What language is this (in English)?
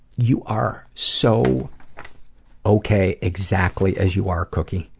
English